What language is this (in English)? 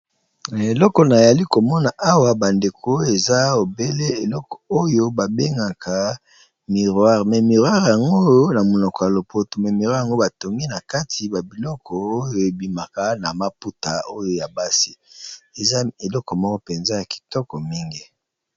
Lingala